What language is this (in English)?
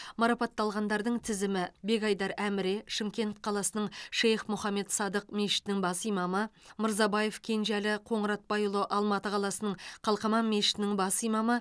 Kazakh